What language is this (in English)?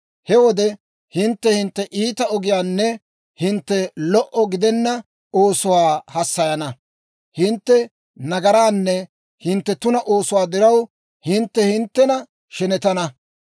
Dawro